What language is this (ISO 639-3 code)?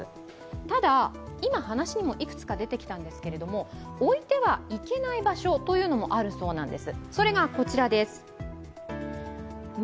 jpn